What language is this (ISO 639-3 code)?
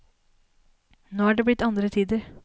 nor